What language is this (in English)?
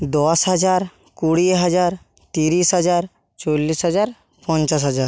Bangla